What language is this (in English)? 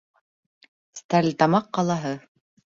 Bashkir